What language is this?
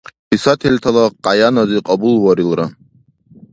Dargwa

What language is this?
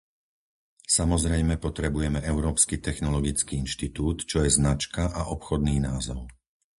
Slovak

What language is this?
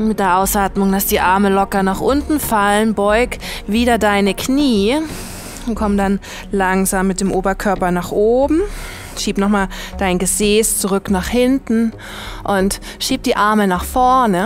German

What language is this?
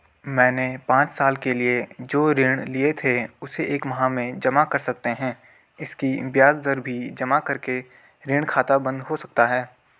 Hindi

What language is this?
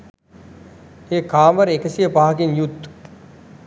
Sinhala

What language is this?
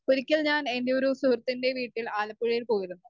Malayalam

